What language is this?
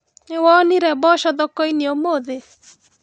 Kikuyu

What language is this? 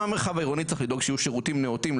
Hebrew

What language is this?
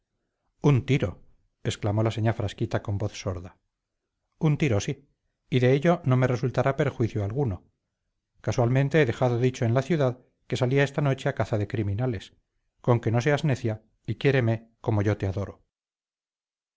Spanish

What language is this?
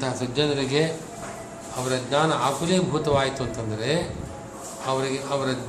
Kannada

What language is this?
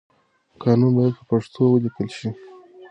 Pashto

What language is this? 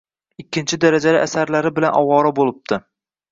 Uzbek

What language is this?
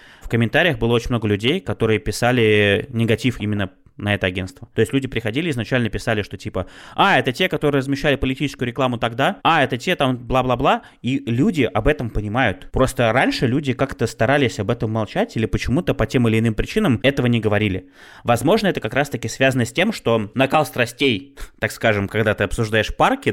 Russian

